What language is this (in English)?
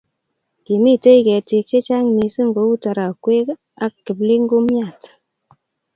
Kalenjin